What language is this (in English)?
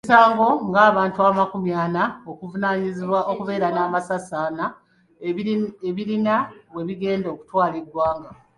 Ganda